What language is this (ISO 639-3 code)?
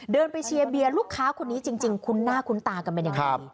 tha